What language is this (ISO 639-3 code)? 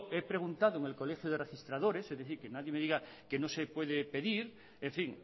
spa